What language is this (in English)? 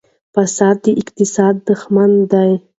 Pashto